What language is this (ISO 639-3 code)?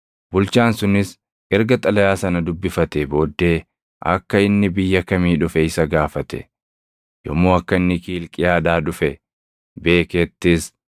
orm